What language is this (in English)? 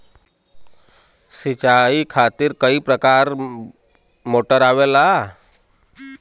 Bhojpuri